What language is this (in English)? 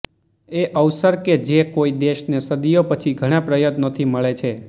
Gujarati